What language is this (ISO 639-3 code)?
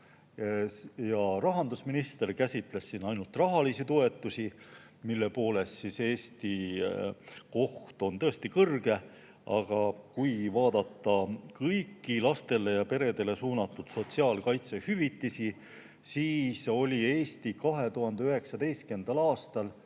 est